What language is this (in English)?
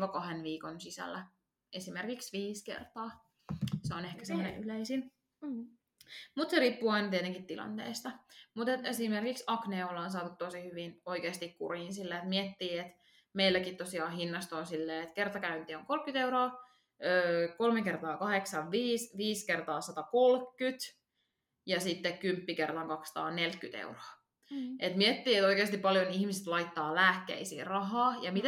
Finnish